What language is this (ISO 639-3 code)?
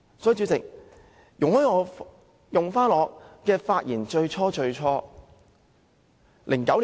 yue